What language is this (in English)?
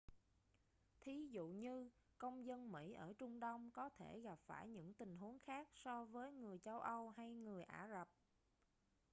Vietnamese